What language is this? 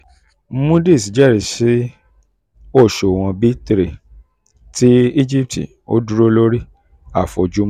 Yoruba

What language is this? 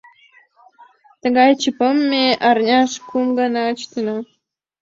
Mari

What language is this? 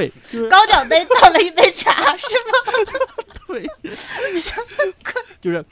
Chinese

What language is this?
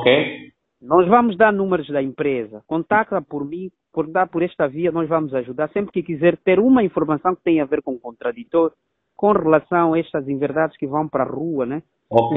Portuguese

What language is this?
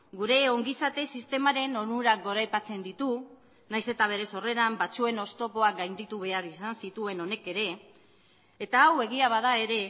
Basque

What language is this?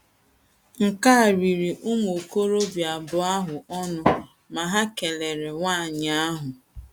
Igbo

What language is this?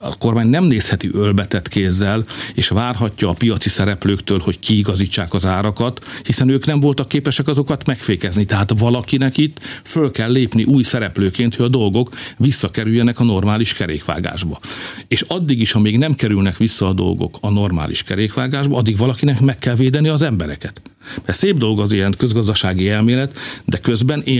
Hungarian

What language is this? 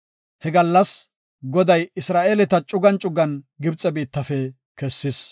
Gofa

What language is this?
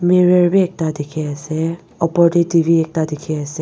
Naga Pidgin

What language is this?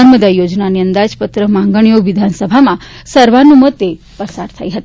Gujarati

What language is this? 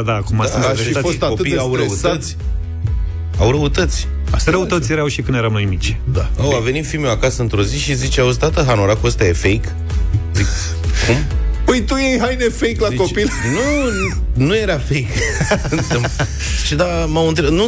Romanian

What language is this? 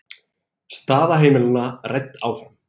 Icelandic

